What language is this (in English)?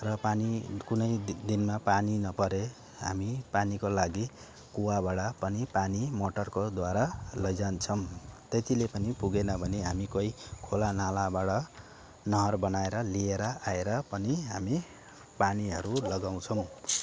Nepali